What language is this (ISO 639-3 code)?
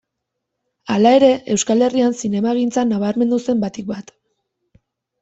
eus